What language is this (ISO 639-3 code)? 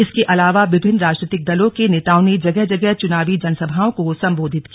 hin